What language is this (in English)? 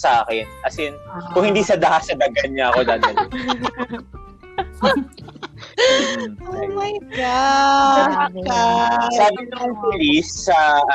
Filipino